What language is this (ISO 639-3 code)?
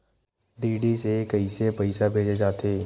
hne